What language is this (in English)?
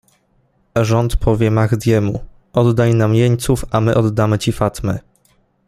Polish